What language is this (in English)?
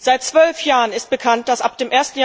German